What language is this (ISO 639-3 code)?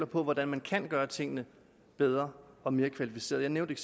dan